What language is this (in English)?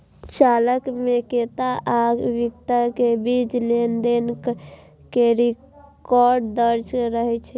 Maithili